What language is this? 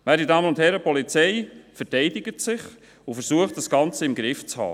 Swiss German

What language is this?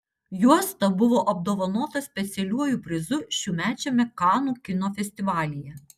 Lithuanian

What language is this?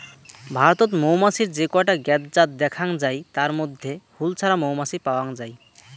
Bangla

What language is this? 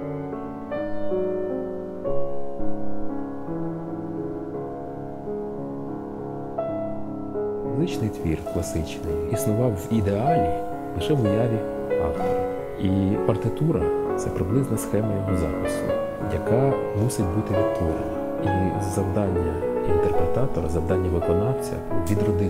Ukrainian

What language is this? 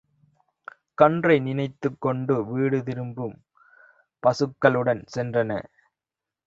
Tamil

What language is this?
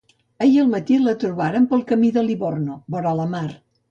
Catalan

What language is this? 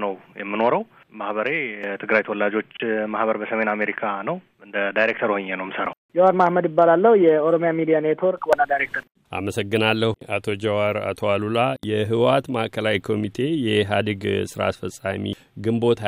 Amharic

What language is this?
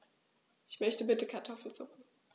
German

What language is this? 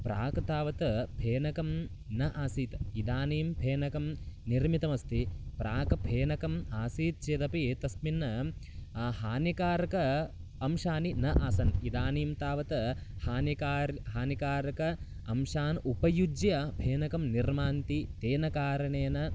Sanskrit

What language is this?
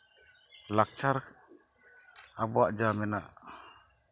Santali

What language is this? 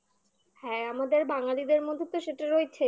Bangla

